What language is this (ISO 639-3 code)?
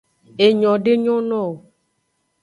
ajg